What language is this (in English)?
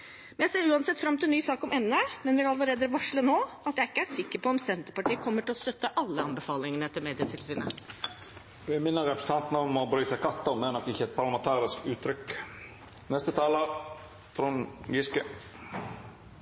Norwegian